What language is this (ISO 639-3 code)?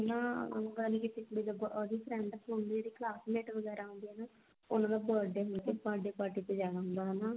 pan